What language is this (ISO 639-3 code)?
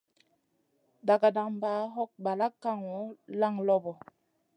mcn